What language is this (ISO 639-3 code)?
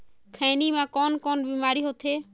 hne